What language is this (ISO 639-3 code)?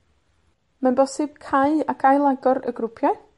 cym